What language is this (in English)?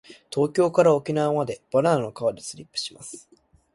Japanese